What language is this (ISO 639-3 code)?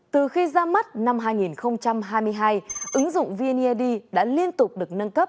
vie